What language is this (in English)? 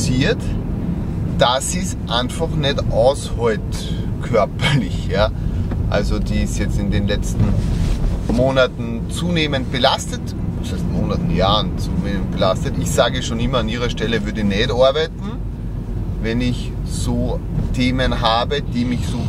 German